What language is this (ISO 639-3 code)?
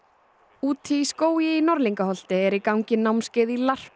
isl